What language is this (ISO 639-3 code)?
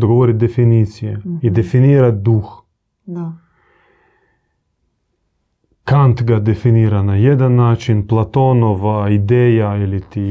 hrv